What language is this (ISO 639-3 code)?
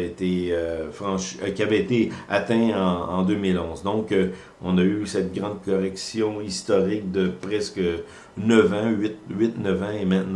fra